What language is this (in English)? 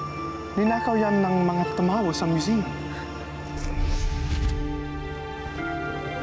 Filipino